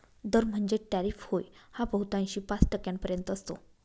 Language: Marathi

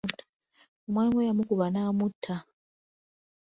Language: Ganda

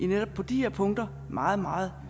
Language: Danish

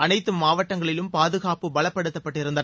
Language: Tamil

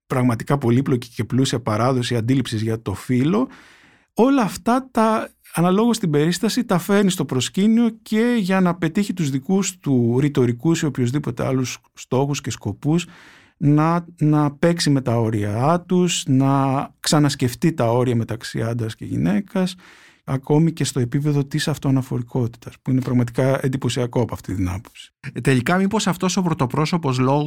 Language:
Greek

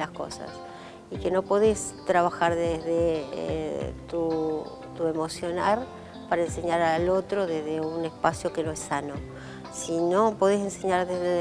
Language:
Spanish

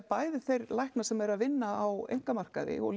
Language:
Icelandic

